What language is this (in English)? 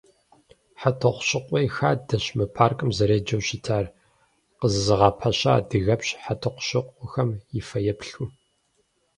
Kabardian